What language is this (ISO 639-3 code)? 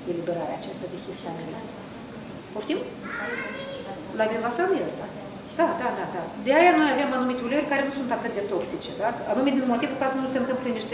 ron